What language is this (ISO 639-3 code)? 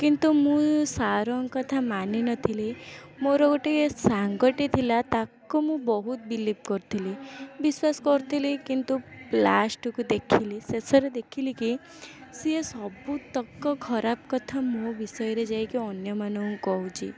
ori